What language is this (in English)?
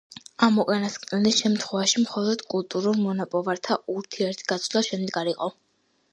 Georgian